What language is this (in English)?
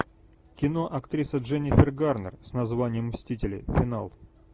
Russian